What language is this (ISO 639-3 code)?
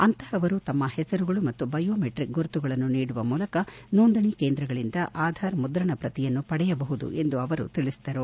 kan